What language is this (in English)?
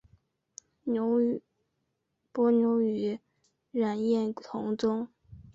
Chinese